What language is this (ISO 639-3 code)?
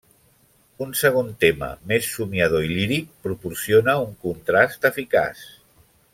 cat